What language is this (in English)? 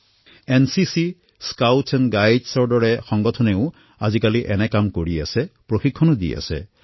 Assamese